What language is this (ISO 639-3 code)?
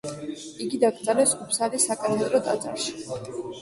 kat